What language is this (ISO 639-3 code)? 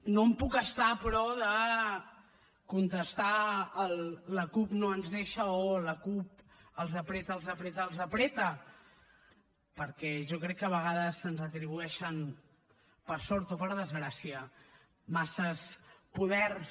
cat